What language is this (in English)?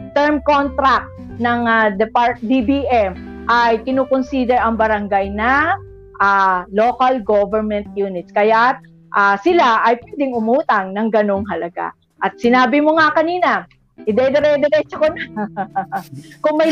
Filipino